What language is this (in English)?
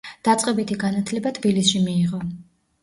Georgian